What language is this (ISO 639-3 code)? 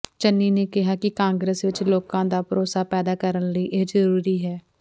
pan